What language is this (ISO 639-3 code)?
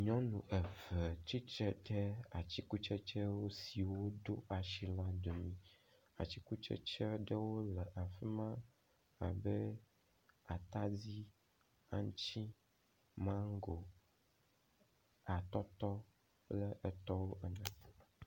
ewe